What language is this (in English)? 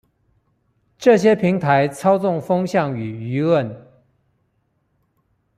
Chinese